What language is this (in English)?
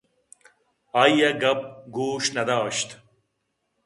Eastern Balochi